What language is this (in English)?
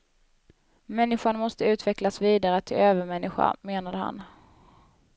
Swedish